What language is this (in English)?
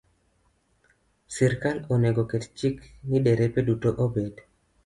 Luo (Kenya and Tanzania)